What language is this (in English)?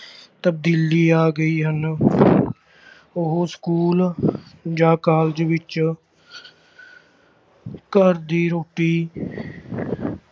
Punjabi